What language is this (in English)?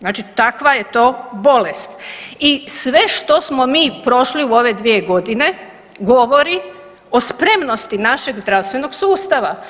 Croatian